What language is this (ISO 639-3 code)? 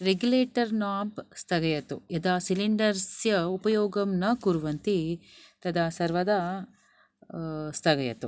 san